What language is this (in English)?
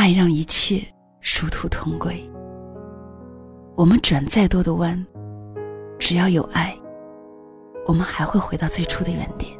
Chinese